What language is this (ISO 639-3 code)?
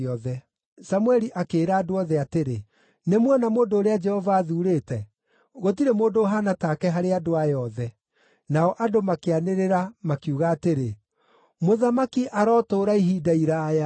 kik